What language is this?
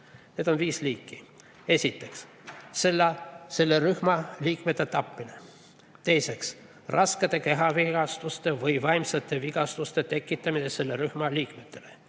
Estonian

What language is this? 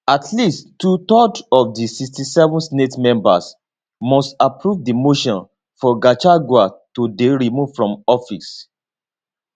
Nigerian Pidgin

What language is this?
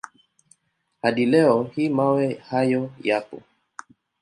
Swahili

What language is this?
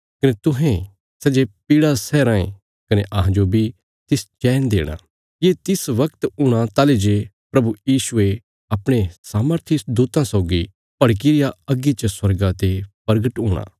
Bilaspuri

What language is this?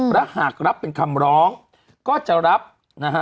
Thai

